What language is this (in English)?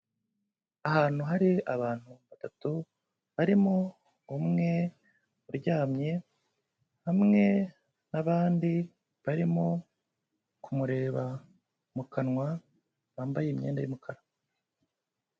Kinyarwanda